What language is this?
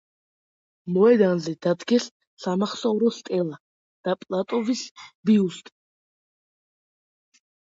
Georgian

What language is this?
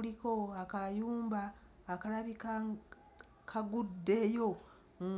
Ganda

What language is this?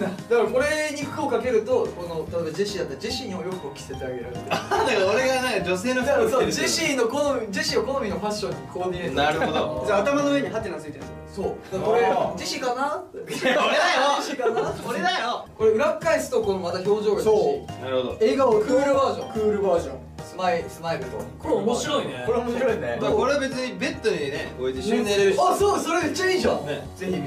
Japanese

